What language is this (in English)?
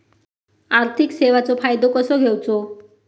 Marathi